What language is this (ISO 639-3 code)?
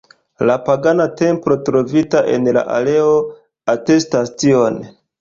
epo